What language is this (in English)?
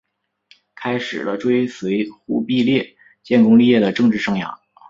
Chinese